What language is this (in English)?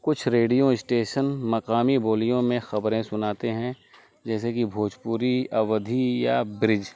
Urdu